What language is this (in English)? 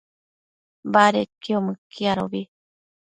Matsés